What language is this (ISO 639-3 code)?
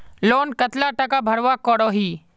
mag